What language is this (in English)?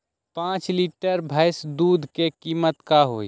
Magahi